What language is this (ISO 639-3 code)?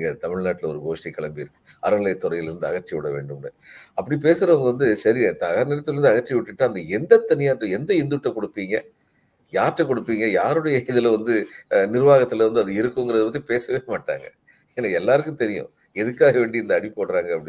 tam